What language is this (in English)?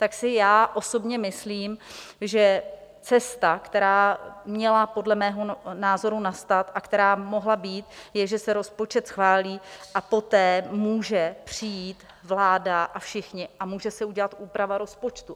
Czech